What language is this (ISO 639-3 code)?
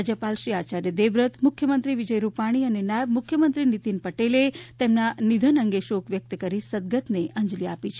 guj